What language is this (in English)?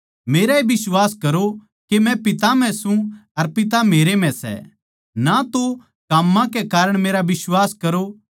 Haryanvi